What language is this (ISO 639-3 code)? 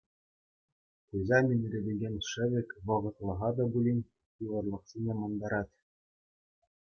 chv